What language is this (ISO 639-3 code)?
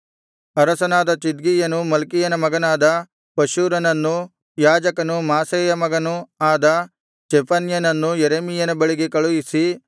kan